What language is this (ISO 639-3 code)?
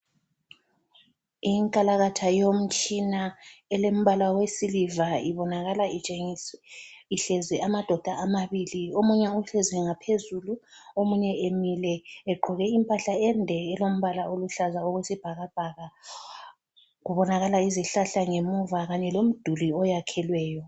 nde